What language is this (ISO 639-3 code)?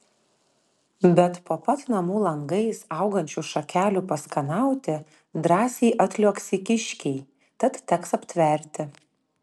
lit